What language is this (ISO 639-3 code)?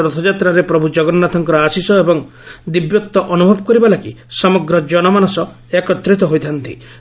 ori